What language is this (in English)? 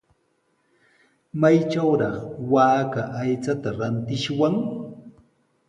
Sihuas Ancash Quechua